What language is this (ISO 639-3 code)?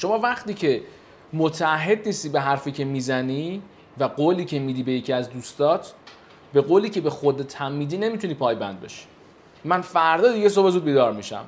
fas